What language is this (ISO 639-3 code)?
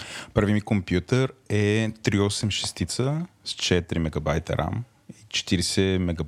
bul